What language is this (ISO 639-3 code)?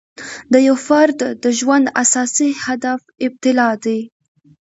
pus